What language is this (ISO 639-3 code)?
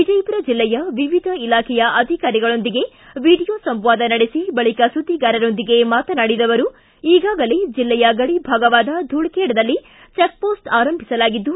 kan